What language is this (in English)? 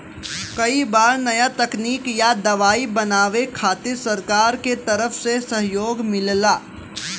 Bhojpuri